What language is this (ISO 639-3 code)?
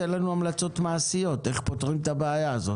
heb